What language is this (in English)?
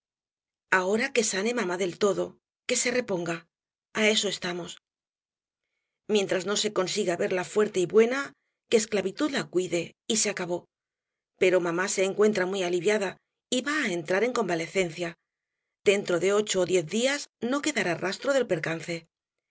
Spanish